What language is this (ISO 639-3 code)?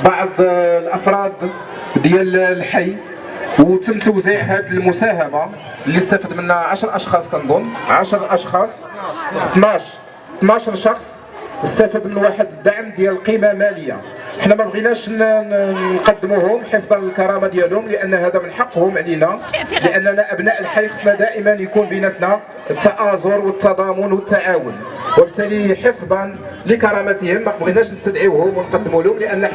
ara